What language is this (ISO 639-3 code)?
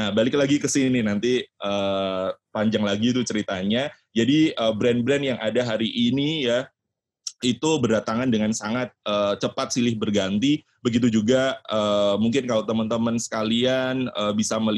ind